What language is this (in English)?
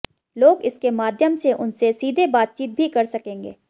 Hindi